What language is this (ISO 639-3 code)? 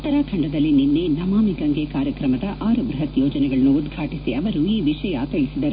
kan